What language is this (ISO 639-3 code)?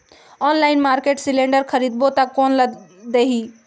hne